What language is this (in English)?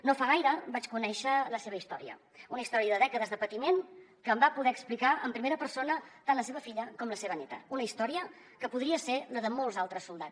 Catalan